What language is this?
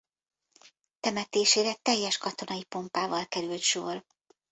Hungarian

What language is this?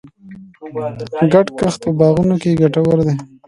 Pashto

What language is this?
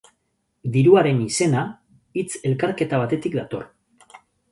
Basque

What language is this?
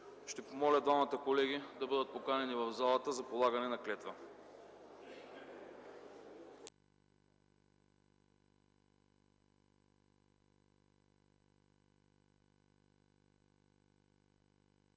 Bulgarian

